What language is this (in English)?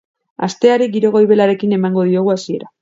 Basque